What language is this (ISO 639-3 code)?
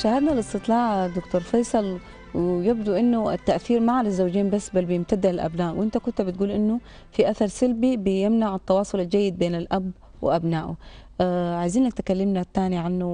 ara